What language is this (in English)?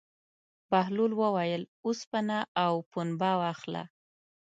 Pashto